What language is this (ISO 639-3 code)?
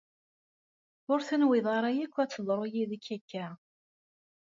kab